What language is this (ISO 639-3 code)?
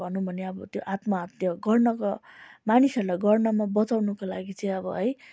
nep